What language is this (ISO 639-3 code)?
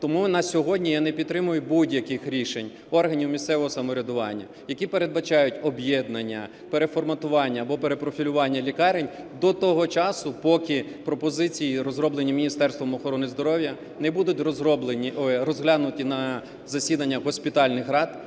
ukr